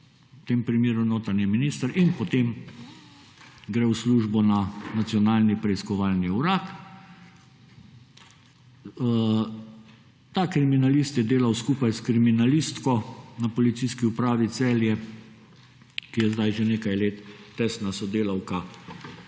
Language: Slovenian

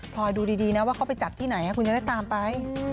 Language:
Thai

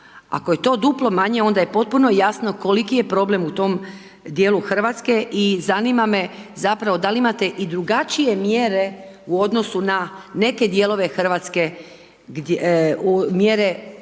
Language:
Croatian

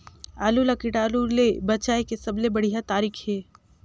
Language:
Chhattisgarhi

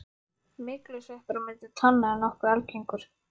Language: Icelandic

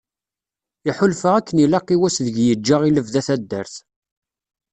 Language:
Kabyle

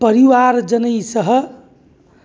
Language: Sanskrit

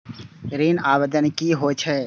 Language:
Maithili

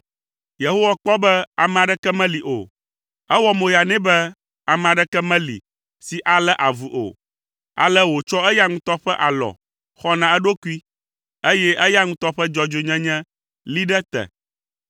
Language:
Ewe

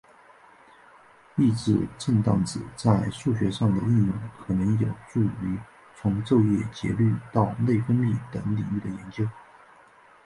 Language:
Chinese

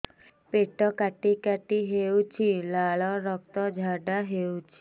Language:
Odia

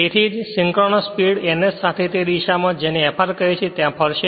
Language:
Gujarati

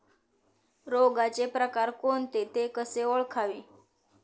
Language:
Marathi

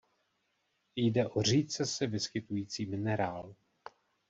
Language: Czech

